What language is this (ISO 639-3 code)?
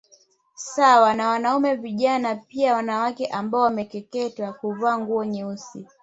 swa